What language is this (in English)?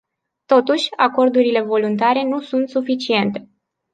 Romanian